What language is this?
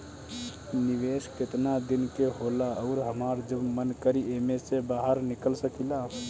Bhojpuri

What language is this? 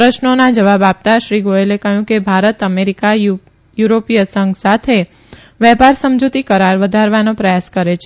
Gujarati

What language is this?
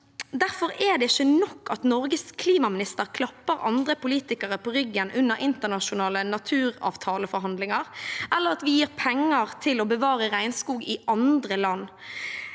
Norwegian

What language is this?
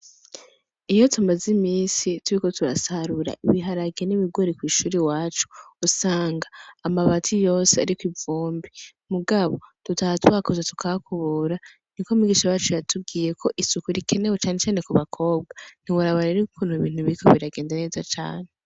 Rundi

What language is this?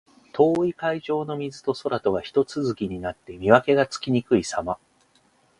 Japanese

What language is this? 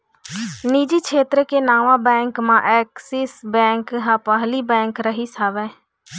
Chhattisgarhi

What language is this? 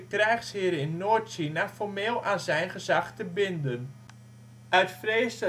Dutch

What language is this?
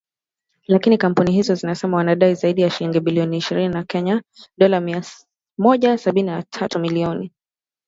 Swahili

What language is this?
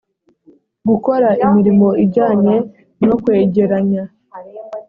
Kinyarwanda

